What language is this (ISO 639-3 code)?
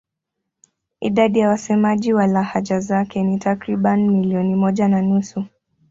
swa